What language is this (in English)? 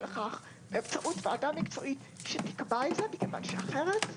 Hebrew